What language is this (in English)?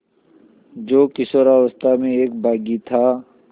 Hindi